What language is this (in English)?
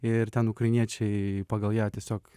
Lithuanian